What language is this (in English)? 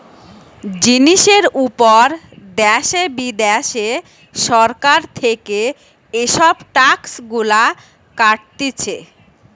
Bangla